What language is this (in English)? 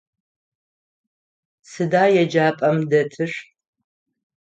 Adyghe